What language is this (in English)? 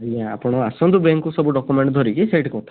Odia